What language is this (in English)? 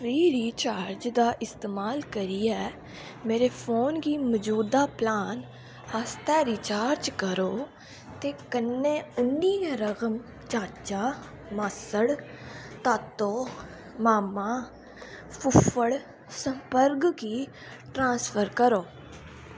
Dogri